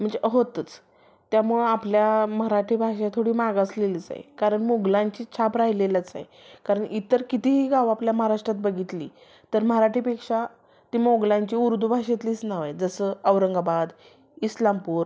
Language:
Marathi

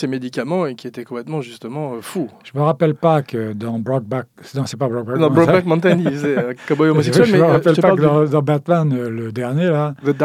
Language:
French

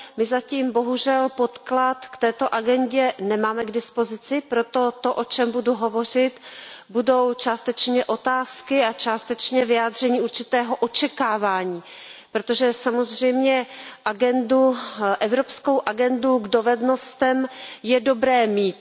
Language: Czech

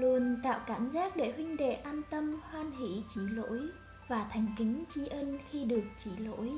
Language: Vietnamese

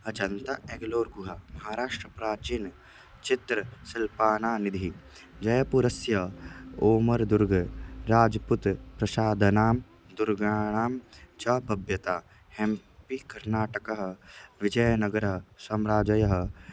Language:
Sanskrit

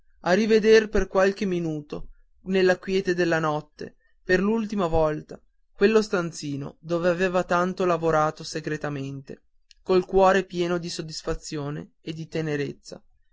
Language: Italian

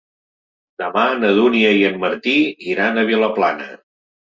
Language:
Catalan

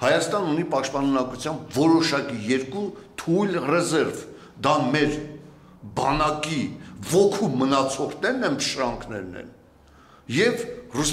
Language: Turkish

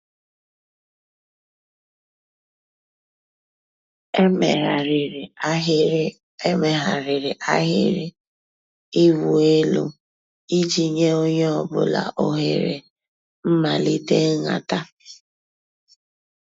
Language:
Igbo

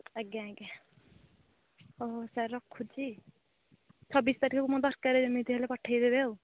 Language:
Odia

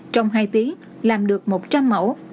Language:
Vietnamese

